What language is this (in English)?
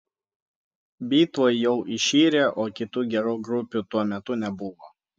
Lithuanian